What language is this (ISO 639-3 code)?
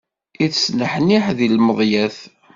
kab